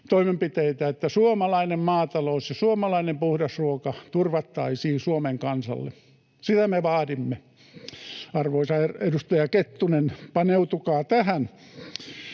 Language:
Finnish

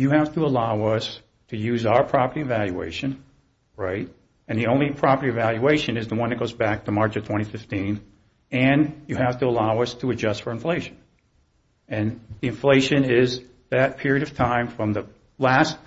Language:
English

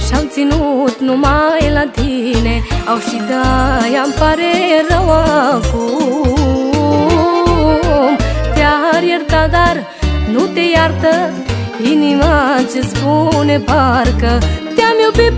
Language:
Romanian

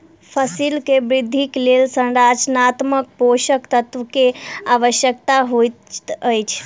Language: Maithili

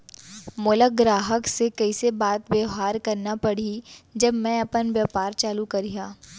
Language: Chhattisgarhi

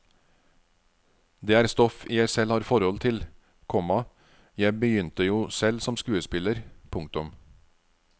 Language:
Norwegian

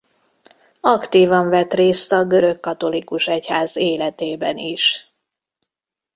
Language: Hungarian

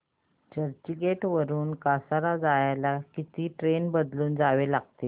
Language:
Marathi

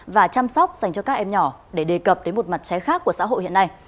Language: Vietnamese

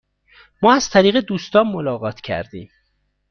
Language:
Persian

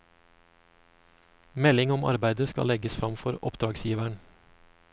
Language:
Norwegian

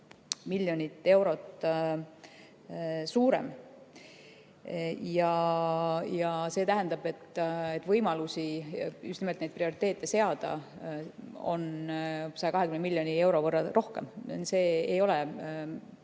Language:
Estonian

